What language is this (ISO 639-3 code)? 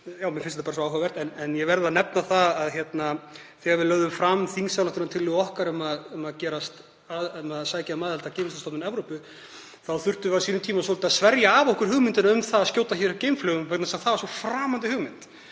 isl